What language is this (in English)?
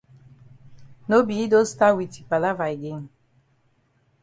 Cameroon Pidgin